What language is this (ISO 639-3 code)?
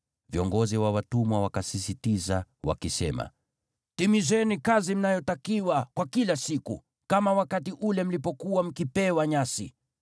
swa